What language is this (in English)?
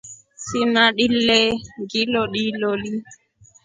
Rombo